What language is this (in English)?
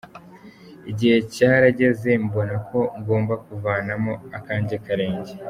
Kinyarwanda